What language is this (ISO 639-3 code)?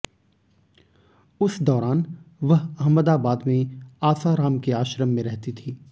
hin